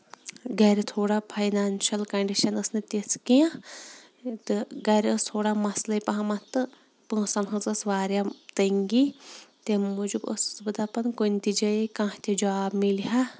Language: Kashmiri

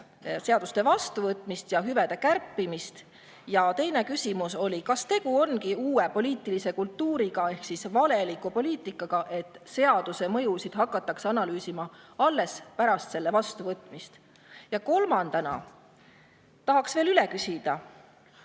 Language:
Estonian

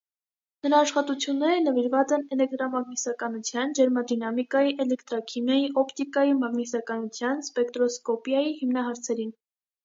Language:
Armenian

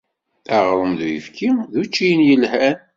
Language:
Kabyle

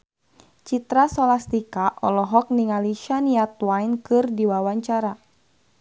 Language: Sundanese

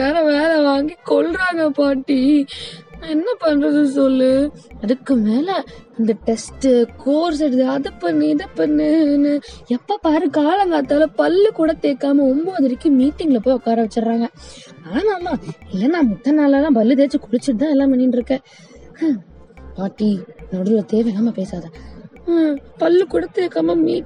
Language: Tamil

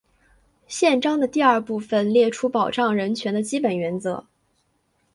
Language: Chinese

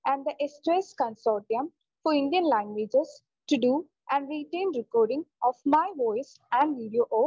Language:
Malayalam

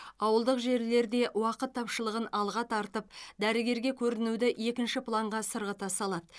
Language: Kazakh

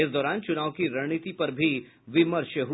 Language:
Hindi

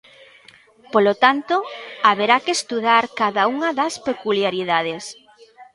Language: Galician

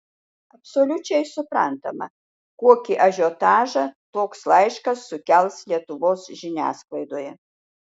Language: Lithuanian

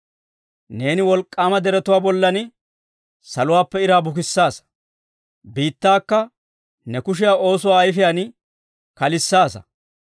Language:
Dawro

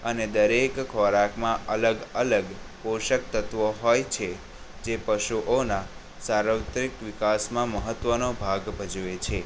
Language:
Gujarati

